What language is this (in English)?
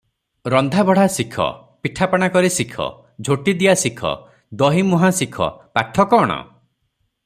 Odia